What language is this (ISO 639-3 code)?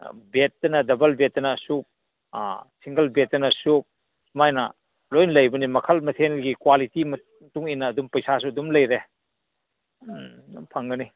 mni